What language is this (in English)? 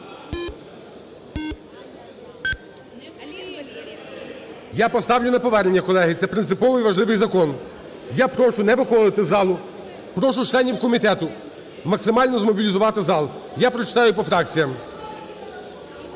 Ukrainian